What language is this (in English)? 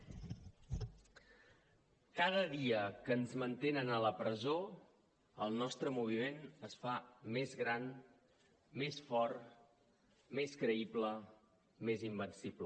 Catalan